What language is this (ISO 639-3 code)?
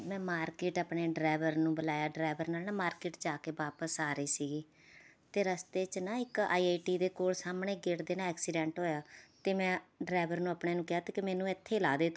pan